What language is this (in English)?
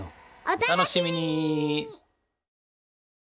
Japanese